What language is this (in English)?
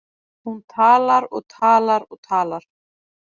Icelandic